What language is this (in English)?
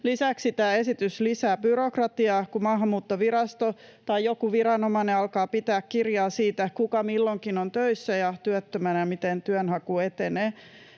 Finnish